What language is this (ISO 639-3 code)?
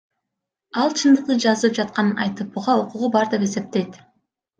kir